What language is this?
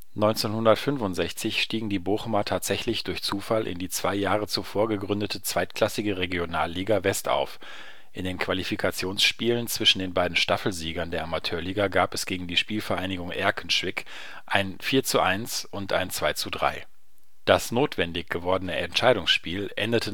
German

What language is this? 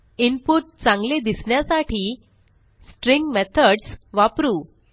Marathi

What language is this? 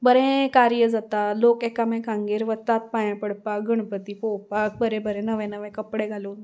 Konkani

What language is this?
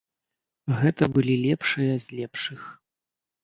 Belarusian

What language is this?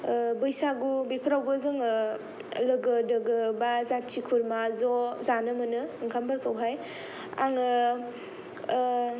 Bodo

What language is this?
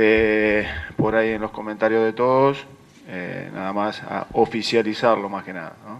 Spanish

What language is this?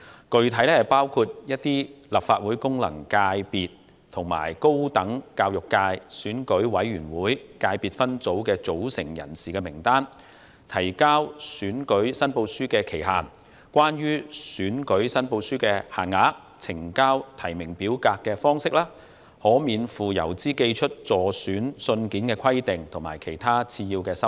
Cantonese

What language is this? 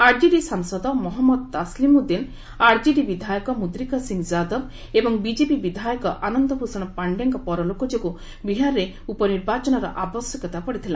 Odia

